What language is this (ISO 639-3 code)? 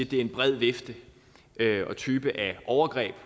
dan